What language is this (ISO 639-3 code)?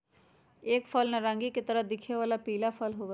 mag